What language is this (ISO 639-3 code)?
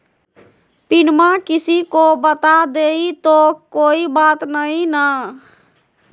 mag